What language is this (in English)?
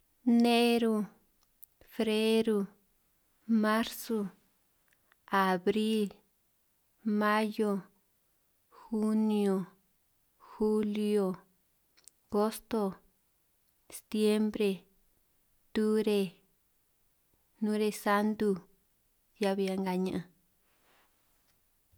San Martín Itunyoso Triqui